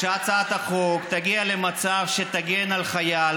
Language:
Hebrew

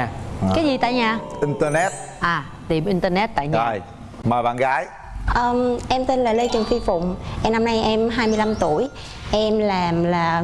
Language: Vietnamese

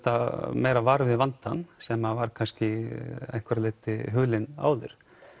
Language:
Icelandic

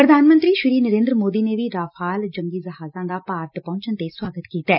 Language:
Punjabi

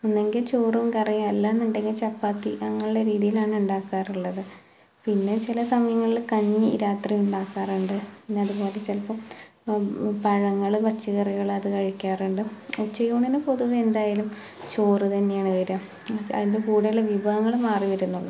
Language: Malayalam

